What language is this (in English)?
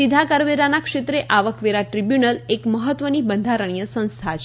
Gujarati